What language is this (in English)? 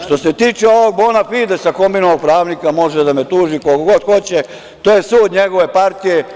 Serbian